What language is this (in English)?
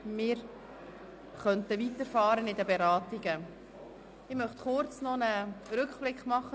Swiss German